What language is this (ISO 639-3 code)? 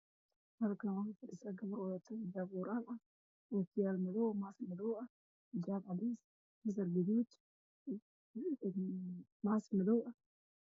som